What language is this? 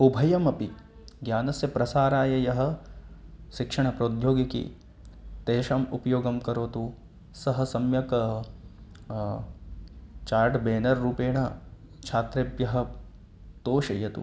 Sanskrit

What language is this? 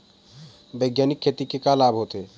Chhattisgarhi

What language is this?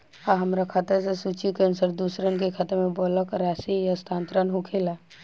Bhojpuri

